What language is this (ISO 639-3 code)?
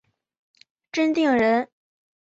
zho